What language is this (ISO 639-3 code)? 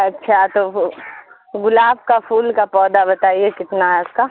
urd